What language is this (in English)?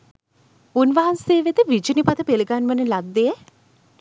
Sinhala